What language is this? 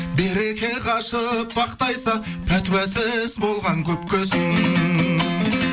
Kazakh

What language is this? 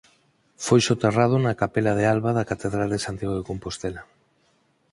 Galician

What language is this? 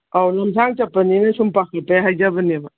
Manipuri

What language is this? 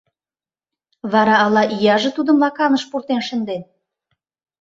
Mari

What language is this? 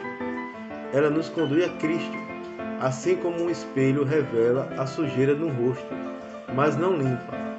Portuguese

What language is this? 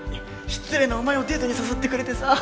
Japanese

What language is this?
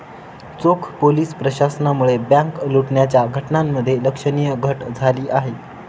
Marathi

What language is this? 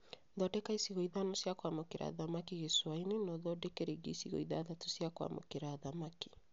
Kikuyu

